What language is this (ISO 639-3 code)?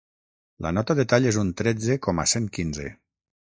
cat